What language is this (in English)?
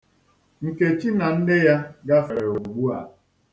Igbo